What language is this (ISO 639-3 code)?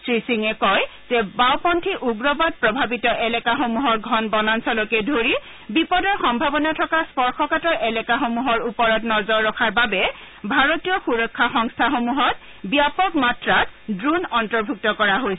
asm